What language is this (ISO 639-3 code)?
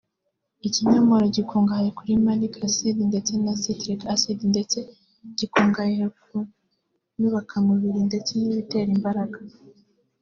kin